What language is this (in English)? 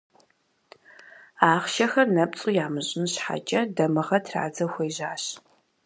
Kabardian